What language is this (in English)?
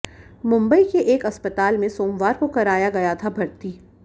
Hindi